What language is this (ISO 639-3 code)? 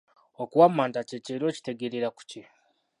lug